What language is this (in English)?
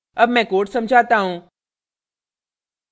Hindi